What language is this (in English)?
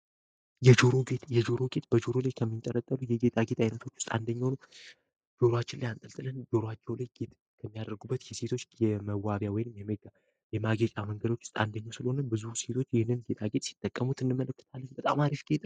Amharic